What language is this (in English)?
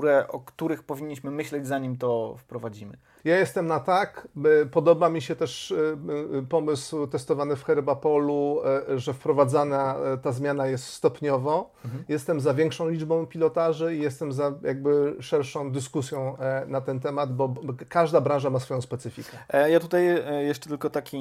Polish